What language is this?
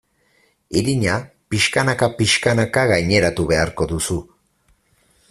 Basque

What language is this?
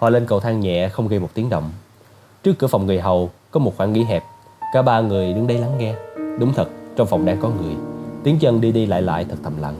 Vietnamese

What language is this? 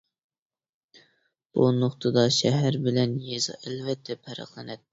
Uyghur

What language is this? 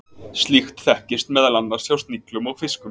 Icelandic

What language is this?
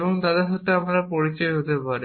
Bangla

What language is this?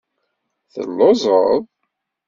Kabyle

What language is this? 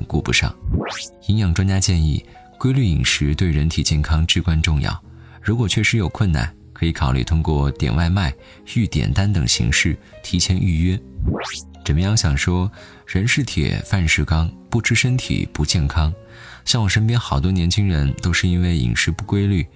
Chinese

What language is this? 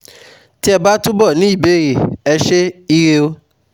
Yoruba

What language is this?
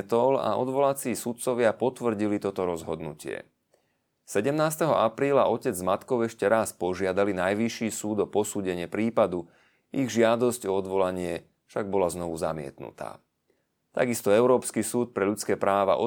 Slovak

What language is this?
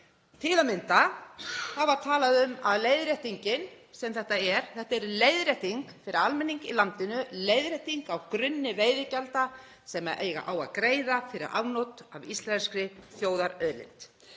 Icelandic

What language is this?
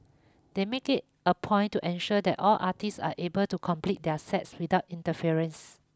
English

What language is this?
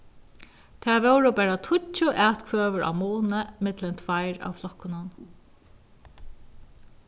Faroese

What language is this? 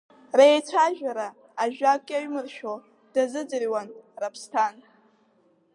Abkhazian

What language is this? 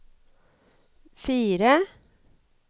Norwegian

